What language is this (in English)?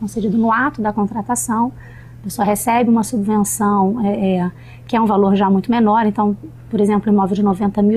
Portuguese